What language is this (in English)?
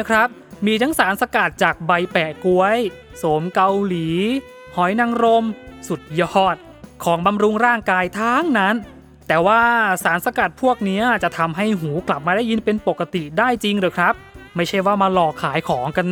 Thai